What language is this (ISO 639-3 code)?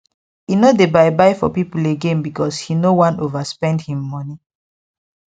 pcm